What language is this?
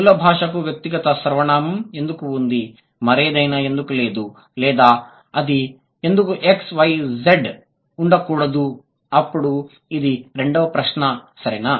Telugu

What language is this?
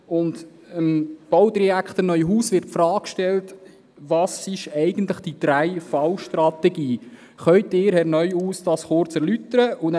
Swiss German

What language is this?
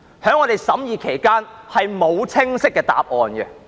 Cantonese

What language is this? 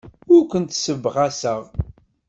Kabyle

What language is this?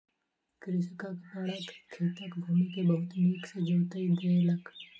Maithili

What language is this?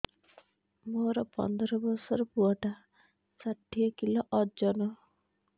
Odia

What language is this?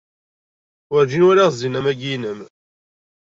Kabyle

